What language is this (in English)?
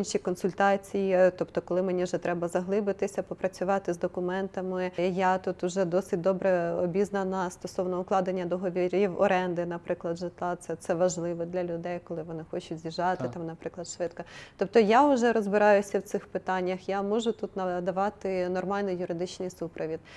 Ukrainian